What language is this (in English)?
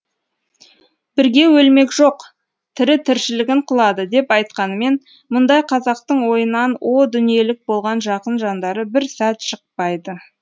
Kazakh